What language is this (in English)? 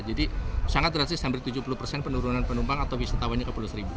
Indonesian